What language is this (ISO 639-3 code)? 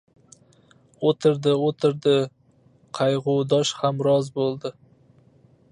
uzb